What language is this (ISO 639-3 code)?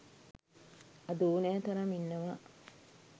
sin